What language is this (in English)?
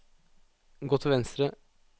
Norwegian